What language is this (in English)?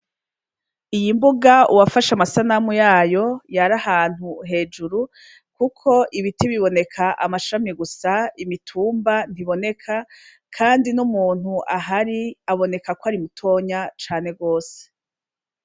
Rundi